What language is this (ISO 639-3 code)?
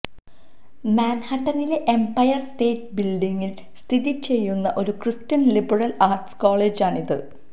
mal